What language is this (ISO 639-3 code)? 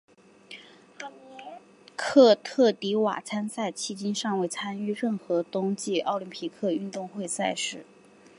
zho